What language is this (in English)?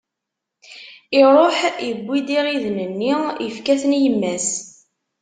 Kabyle